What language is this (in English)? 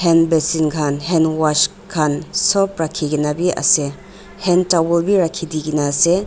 Naga Pidgin